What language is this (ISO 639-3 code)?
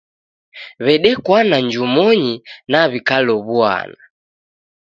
dav